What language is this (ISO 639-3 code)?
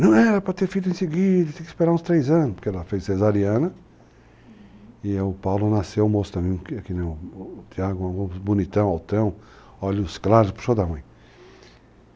por